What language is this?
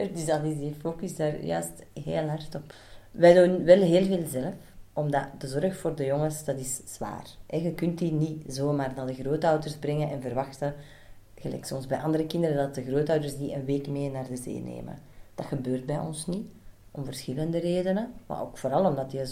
Dutch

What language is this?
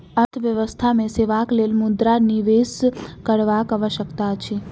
Maithili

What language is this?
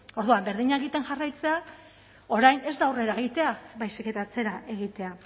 Basque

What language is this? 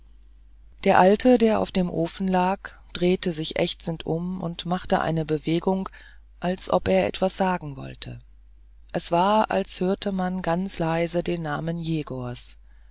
German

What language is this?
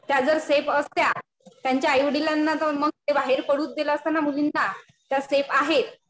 Marathi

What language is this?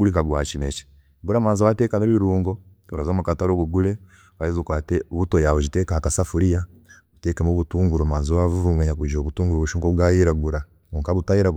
Chiga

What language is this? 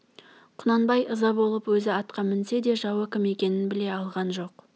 Kazakh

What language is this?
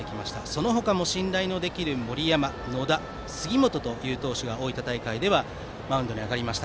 Japanese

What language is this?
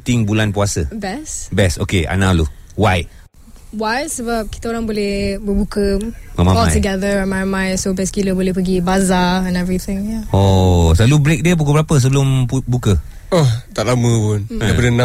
Malay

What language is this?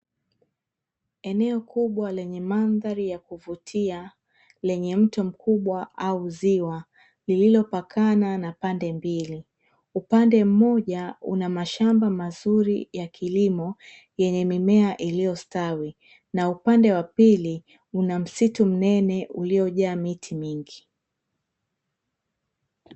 Swahili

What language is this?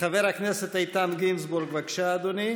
Hebrew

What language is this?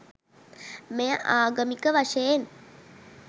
Sinhala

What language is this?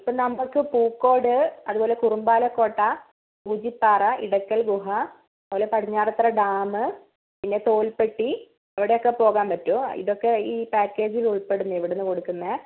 Malayalam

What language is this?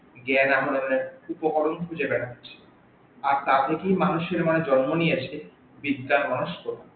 Bangla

